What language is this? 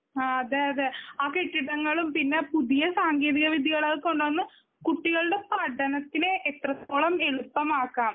Malayalam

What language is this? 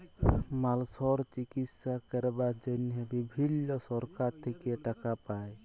Bangla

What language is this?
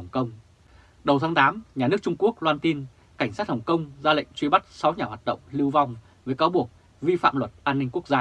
Vietnamese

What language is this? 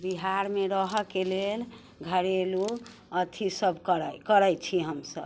Maithili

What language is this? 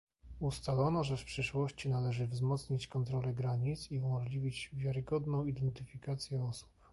Polish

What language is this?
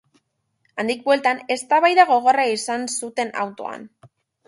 Basque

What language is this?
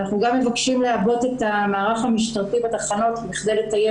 Hebrew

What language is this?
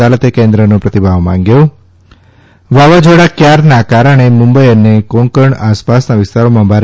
Gujarati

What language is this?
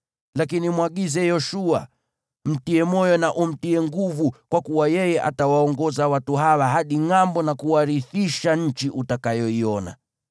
Swahili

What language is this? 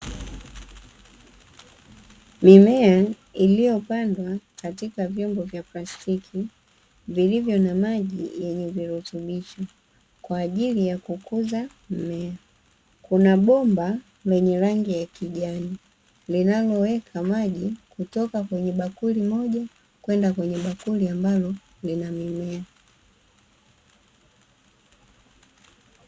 Swahili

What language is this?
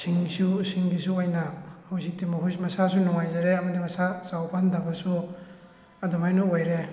Manipuri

